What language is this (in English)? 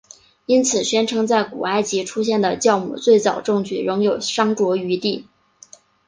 Chinese